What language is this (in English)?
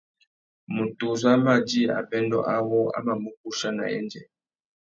Tuki